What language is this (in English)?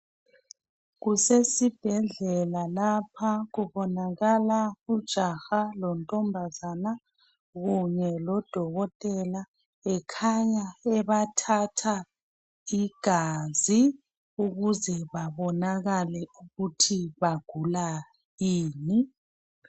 North Ndebele